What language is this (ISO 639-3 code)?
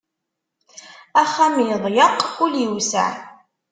kab